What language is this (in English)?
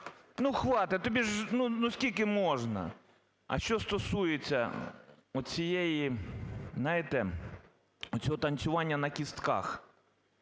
Ukrainian